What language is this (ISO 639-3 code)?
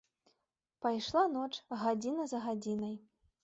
bel